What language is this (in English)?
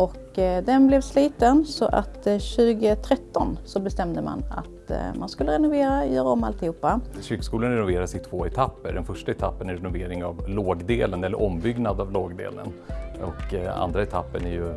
Swedish